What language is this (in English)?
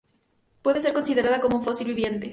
Spanish